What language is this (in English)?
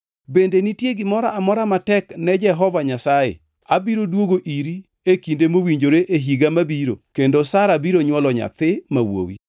Luo (Kenya and Tanzania)